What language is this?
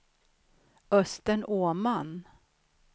Swedish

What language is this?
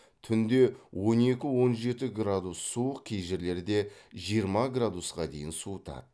Kazakh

